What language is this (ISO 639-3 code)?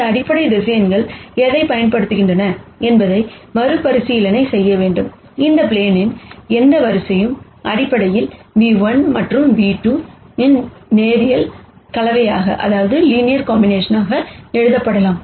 tam